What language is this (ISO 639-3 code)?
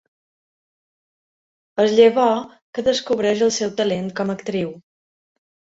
cat